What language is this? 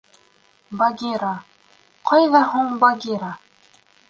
Bashkir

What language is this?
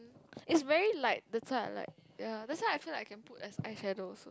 English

